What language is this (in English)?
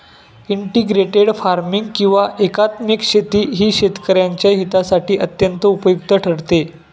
Marathi